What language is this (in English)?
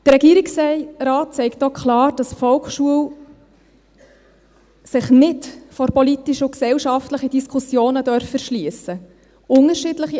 Swiss German